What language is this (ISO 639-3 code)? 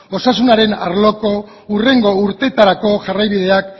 eus